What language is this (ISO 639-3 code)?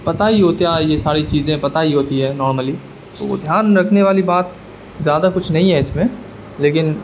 urd